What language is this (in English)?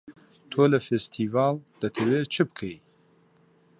Central Kurdish